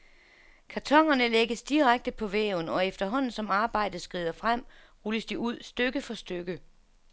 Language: Danish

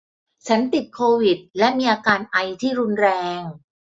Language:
Thai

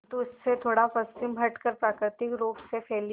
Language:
Hindi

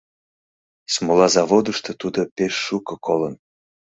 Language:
Mari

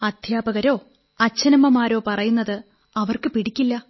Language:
Malayalam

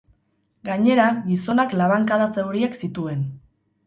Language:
Basque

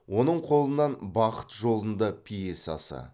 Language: Kazakh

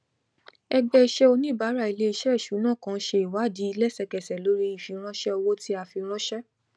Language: Yoruba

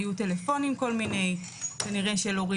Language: Hebrew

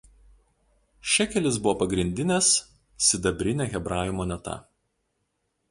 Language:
Lithuanian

